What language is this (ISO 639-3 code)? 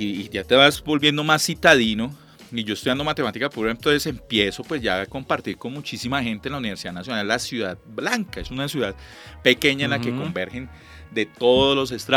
spa